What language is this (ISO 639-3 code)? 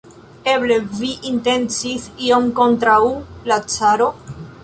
epo